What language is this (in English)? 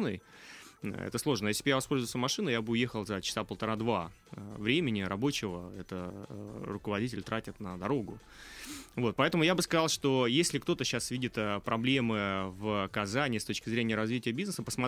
Russian